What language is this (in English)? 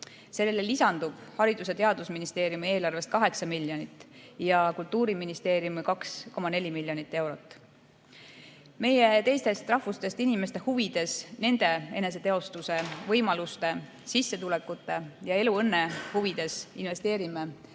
Estonian